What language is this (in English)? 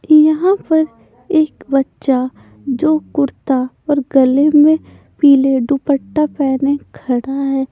Hindi